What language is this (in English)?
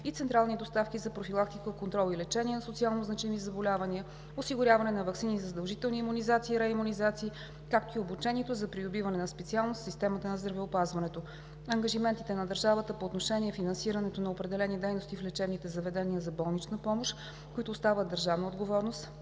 Bulgarian